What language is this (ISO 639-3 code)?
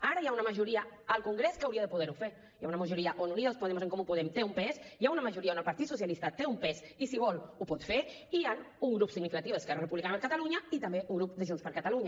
cat